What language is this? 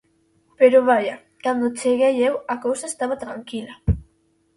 Galician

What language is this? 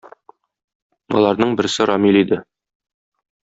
Tatar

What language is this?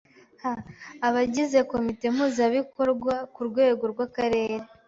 Kinyarwanda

